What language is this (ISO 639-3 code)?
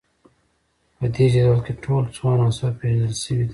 pus